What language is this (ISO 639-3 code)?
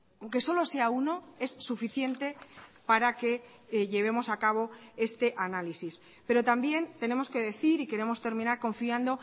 spa